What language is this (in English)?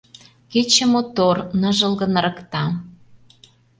Mari